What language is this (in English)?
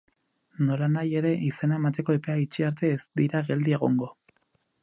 Basque